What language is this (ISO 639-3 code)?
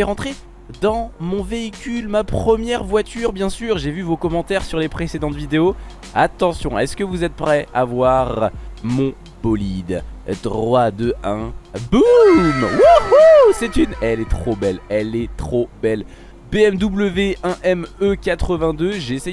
fra